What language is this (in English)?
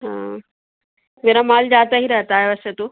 Urdu